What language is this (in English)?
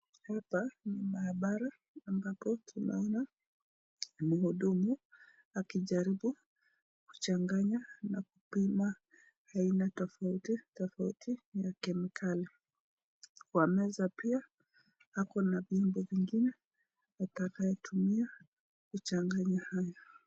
Swahili